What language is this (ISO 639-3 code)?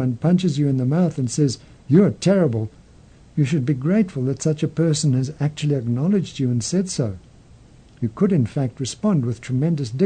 eng